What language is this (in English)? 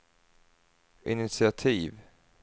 Swedish